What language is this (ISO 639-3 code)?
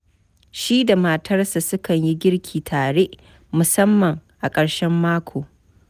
hau